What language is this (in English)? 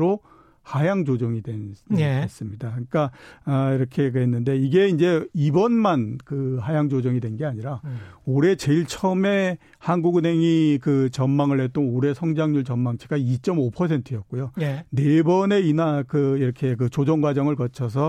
Korean